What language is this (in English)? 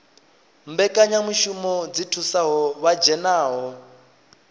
Venda